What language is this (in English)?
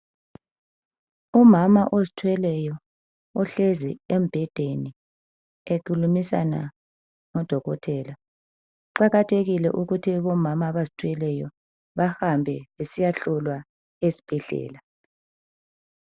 North Ndebele